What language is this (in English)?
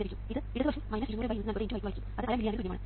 Malayalam